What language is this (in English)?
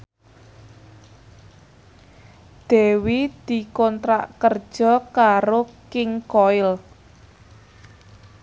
Javanese